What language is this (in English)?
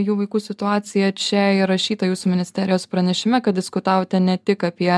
Lithuanian